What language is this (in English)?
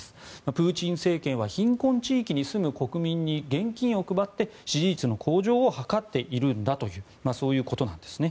Japanese